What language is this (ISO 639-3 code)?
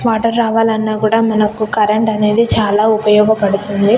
tel